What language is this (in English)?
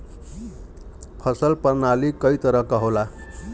Bhojpuri